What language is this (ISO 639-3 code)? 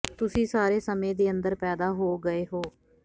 pan